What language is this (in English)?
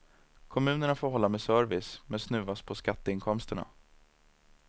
Swedish